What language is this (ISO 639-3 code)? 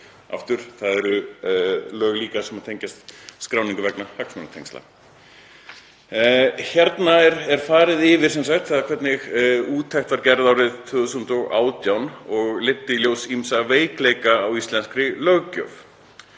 isl